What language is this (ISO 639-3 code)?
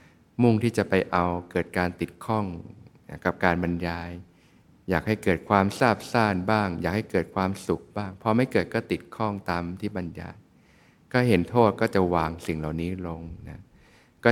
tha